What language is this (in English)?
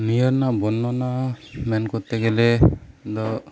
Santali